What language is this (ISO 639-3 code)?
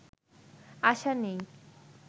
ben